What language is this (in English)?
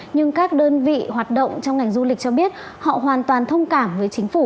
Vietnamese